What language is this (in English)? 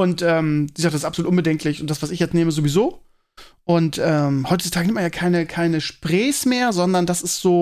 German